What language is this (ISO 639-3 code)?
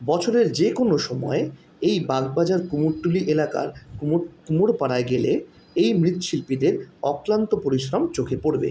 ben